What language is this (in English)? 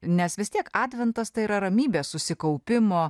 Lithuanian